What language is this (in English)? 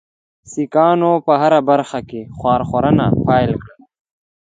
Pashto